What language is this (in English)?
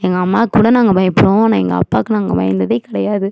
Tamil